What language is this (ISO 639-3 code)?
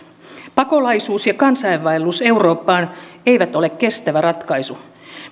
fin